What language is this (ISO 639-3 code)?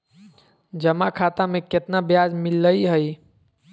mag